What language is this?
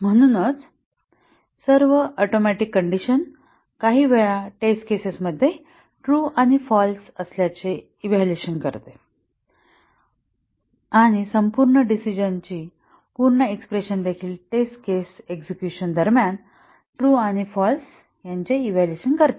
Marathi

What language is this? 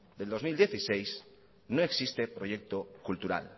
Spanish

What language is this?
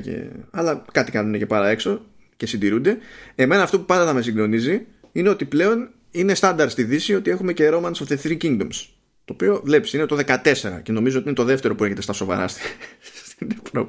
Greek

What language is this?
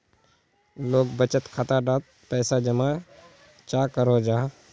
Magahi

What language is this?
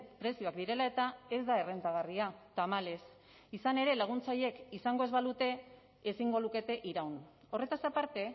Basque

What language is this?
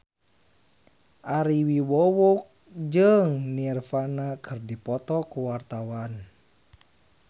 Sundanese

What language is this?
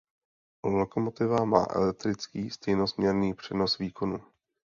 Czech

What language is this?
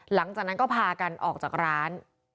Thai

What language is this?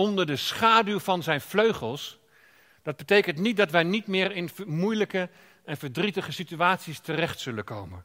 Dutch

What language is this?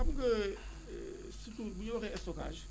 Wolof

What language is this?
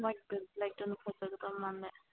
Manipuri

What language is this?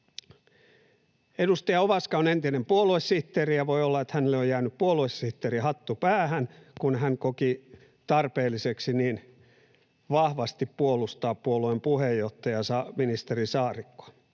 Finnish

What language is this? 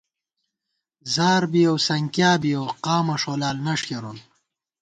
Gawar-Bati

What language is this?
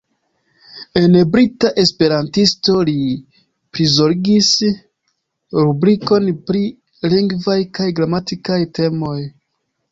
Esperanto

